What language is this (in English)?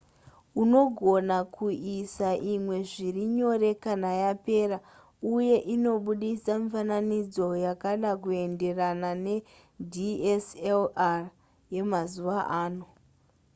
Shona